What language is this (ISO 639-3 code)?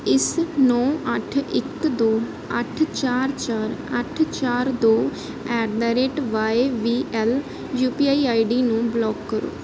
pan